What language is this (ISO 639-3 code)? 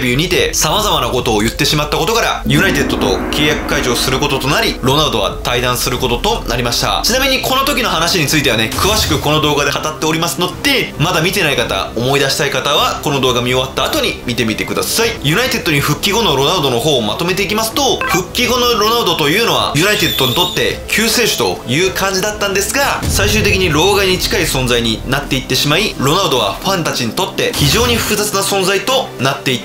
jpn